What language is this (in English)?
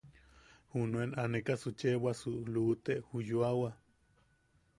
Yaqui